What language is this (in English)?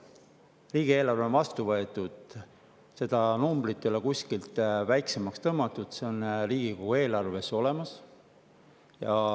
Estonian